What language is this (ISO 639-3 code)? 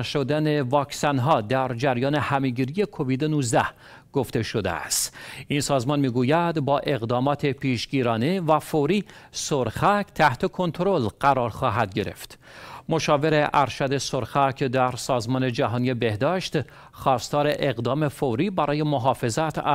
fas